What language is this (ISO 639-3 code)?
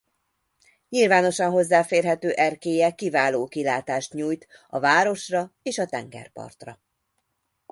hun